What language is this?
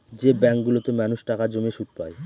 Bangla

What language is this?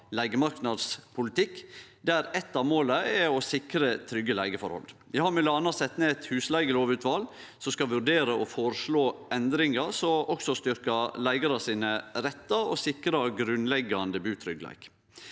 Norwegian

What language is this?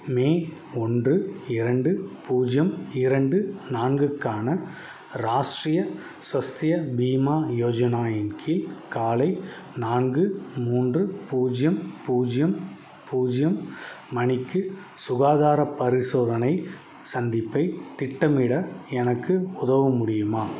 Tamil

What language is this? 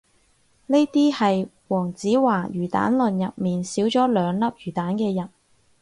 Cantonese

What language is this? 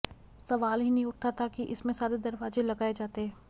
Hindi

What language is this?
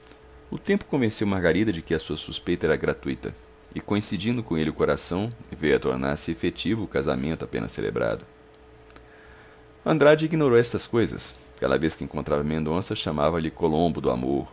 Portuguese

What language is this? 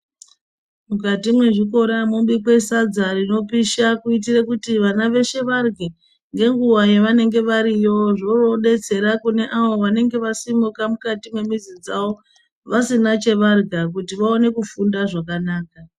Ndau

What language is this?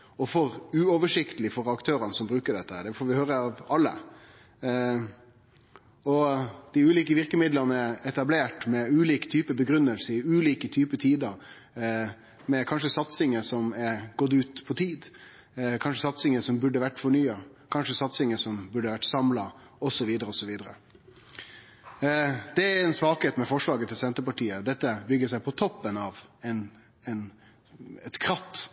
Norwegian Nynorsk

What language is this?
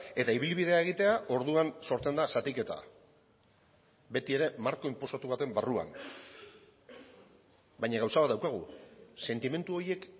Basque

